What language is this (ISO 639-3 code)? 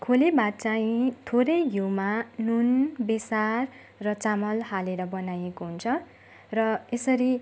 nep